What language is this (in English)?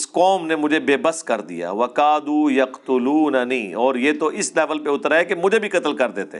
Urdu